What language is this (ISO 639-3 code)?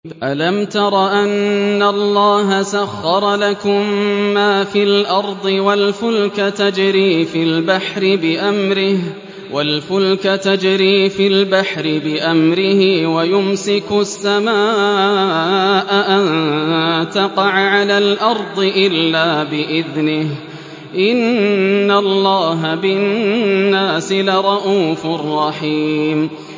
ara